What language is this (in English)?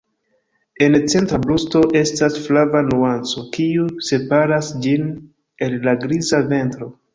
Esperanto